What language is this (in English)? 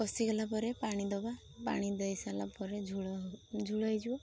Odia